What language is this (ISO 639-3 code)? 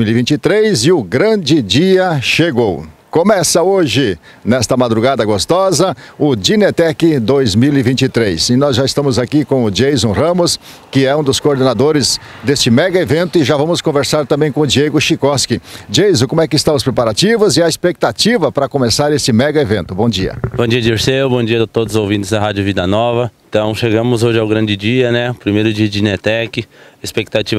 por